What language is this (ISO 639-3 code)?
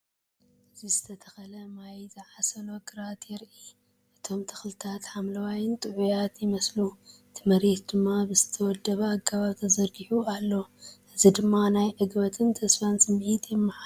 tir